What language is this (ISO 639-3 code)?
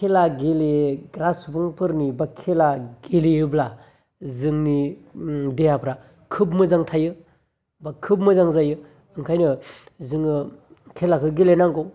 brx